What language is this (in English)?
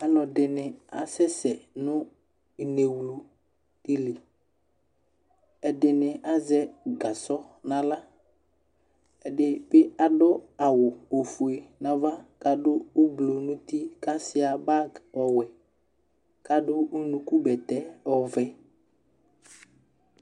Ikposo